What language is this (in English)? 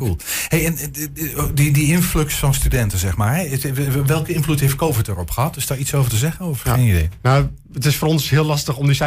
Dutch